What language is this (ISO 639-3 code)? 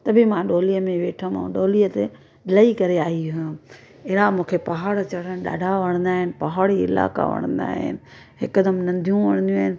snd